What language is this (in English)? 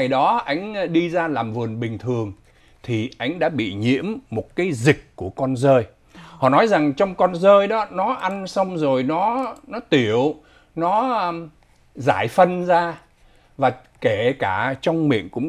Vietnamese